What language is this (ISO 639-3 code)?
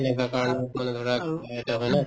asm